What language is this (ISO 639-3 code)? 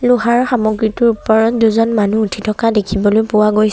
asm